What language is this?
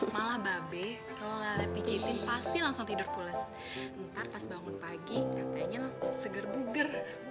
Indonesian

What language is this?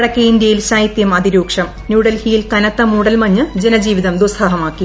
Malayalam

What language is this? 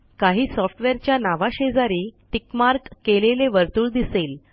Marathi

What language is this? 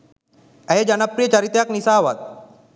Sinhala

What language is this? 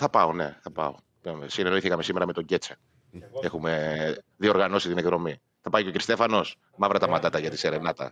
Greek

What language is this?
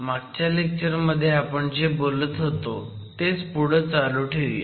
Marathi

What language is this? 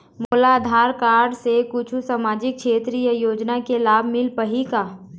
Chhattisgarhi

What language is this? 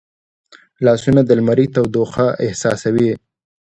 Pashto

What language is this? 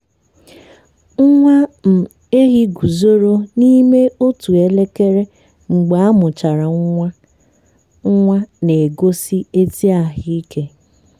Igbo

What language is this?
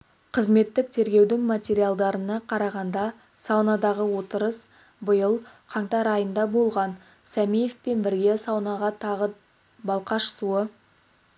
Kazakh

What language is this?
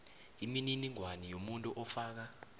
South Ndebele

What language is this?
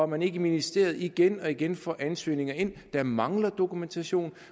Danish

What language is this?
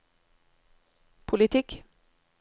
Norwegian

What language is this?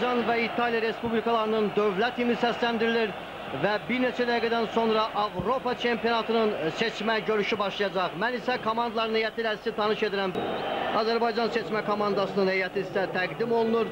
Turkish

